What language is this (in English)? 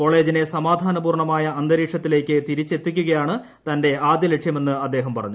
Malayalam